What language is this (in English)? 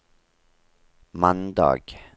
Norwegian